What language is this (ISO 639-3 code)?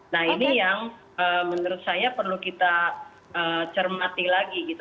ind